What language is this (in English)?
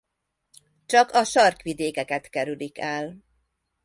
Hungarian